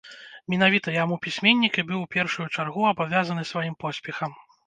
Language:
Belarusian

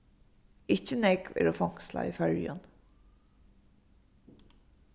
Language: Faroese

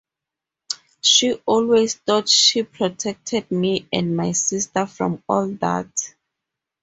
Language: English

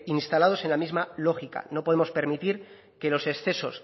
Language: Spanish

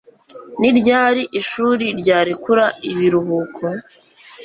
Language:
Kinyarwanda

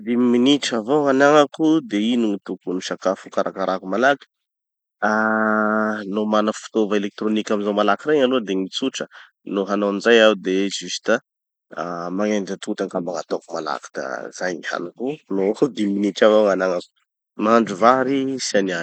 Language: Tanosy Malagasy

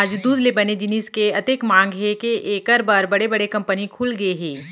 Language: Chhattisgarhi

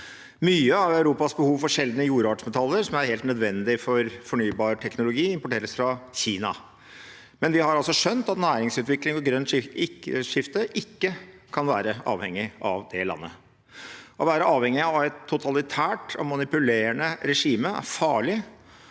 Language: Norwegian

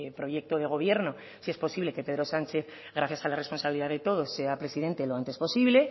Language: Spanish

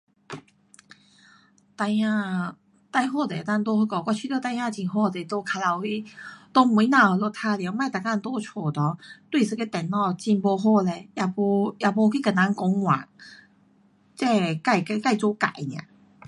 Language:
Pu-Xian Chinese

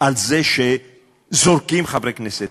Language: Hebrew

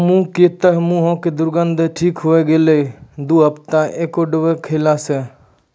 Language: Maithili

